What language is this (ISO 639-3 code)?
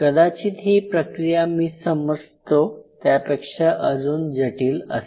mar